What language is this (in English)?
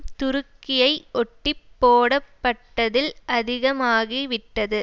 Tamil